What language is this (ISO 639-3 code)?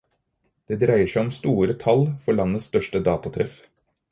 nob